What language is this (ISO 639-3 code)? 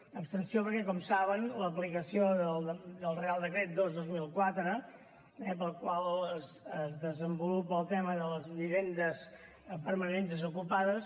cat